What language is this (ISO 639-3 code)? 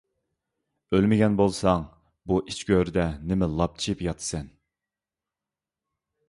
uig